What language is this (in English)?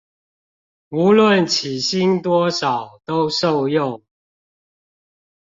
Chinese